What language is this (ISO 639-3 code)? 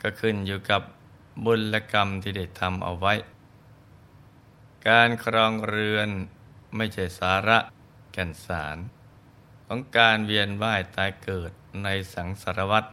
tha